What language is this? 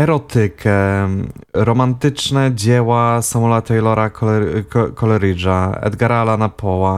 Polish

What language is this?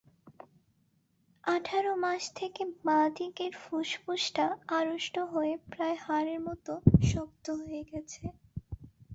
Bangla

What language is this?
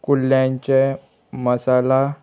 Konkani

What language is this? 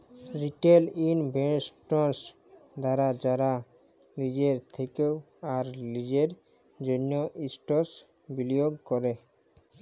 Bangla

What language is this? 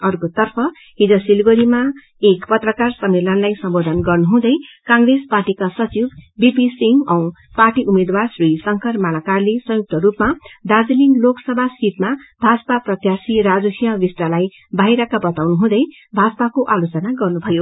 Nepali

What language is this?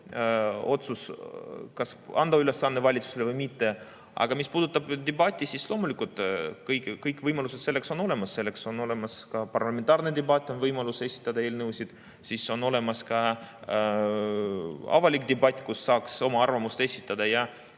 Estonian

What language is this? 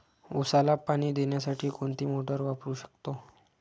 Marathi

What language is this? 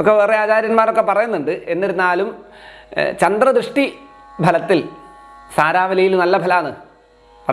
Indonesian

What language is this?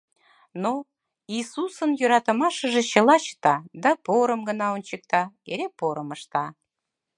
Mari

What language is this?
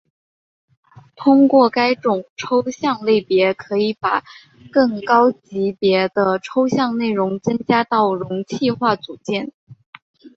Chinese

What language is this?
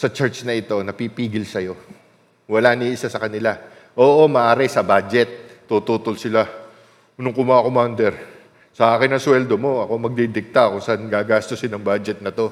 Filipino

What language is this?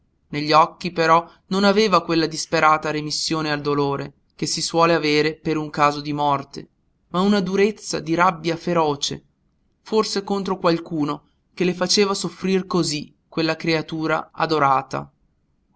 Italian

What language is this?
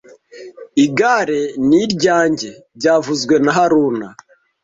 Kinyarwanda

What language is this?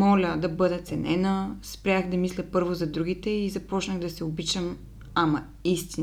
Bulgarian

